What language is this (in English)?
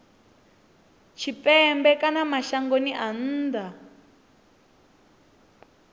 Venda